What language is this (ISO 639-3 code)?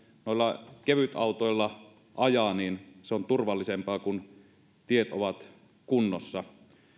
fin